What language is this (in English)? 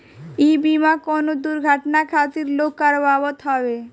Bhojpuri